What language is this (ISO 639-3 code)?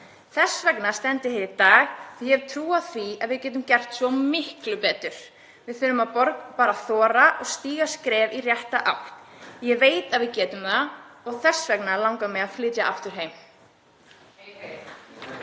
isl